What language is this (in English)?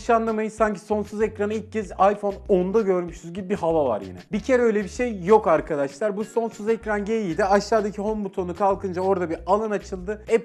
Turkish